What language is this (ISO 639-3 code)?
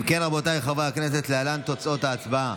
heb